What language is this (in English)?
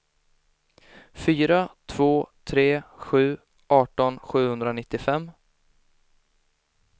Swedish